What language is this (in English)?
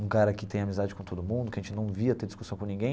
Portuguese